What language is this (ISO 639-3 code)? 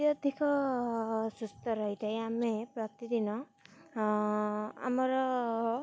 ori